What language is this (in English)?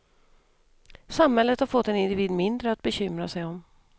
Swedish